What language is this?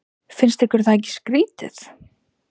Icelandic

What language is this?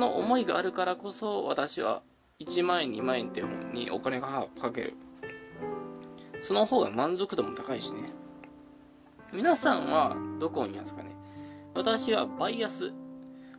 Japanese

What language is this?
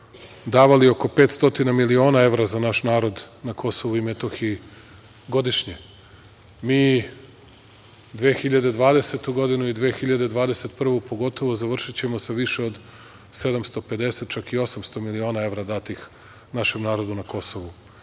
Serbian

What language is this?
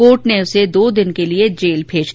Hindi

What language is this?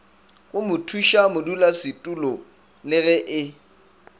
Northern Sotho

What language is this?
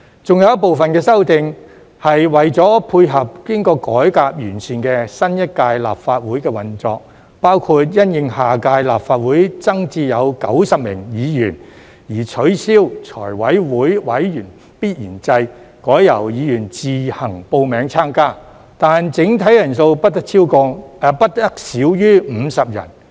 Cantonese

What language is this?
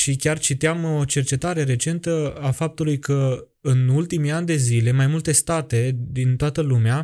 Romanian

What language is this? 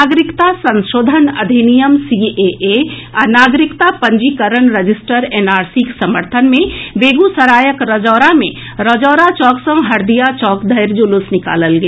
Maithili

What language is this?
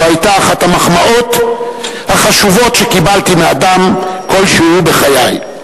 Hebrew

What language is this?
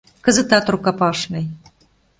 Mari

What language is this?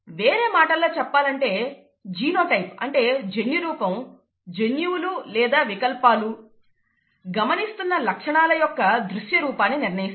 Telugu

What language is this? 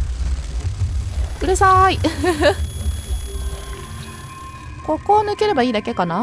Japanese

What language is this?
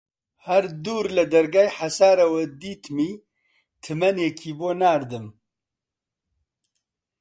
Central Kurdish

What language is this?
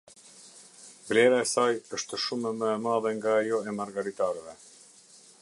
Albanian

